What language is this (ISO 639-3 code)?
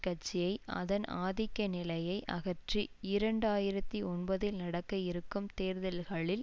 tam